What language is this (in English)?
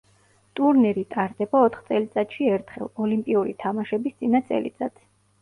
Georgian